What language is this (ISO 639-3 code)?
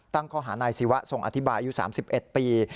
tha